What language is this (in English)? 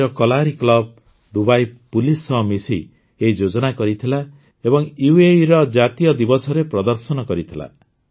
Odia